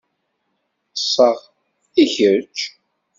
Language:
Kabyle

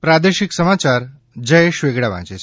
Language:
Gujarati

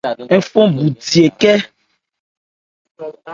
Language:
Ebrié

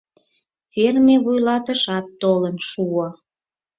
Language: Mari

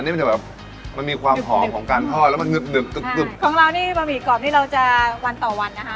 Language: Thai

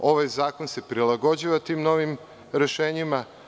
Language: Serbian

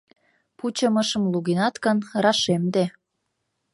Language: Mari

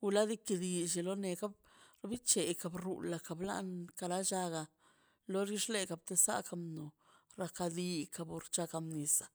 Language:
Mazaltepec Zapotec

